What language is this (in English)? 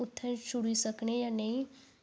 Dogri